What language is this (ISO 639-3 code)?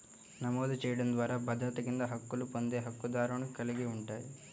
tel